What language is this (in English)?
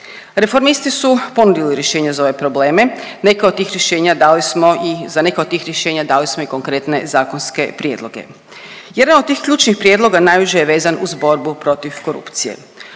Croatian